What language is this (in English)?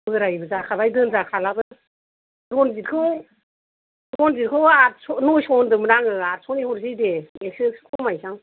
Bodo